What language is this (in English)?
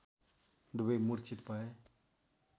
Nepali